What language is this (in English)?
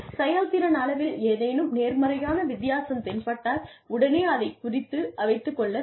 Tamil